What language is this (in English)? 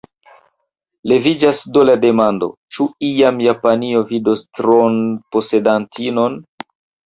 Esperanto